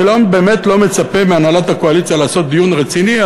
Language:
Hebrew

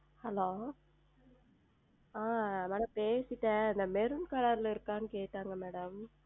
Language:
Tamil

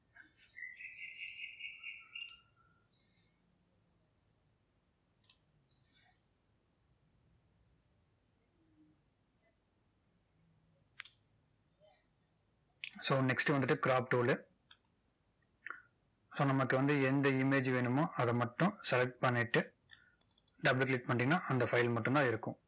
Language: Tamil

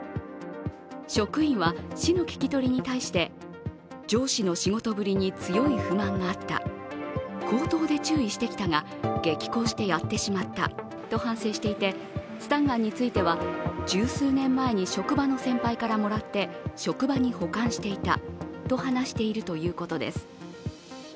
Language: Japanese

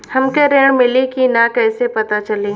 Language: Bhojpuri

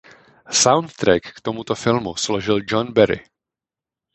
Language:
Czech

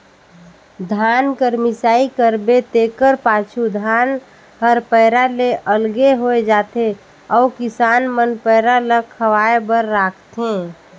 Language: Chhattisgarhi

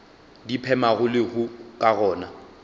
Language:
Northern Sotho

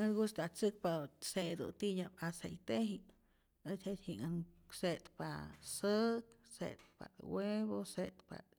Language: Rayón Zoque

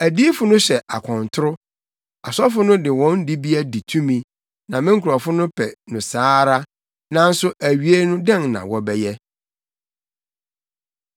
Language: Akan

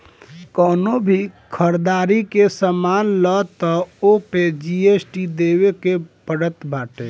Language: Bhojpuri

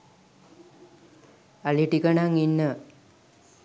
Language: Sinhala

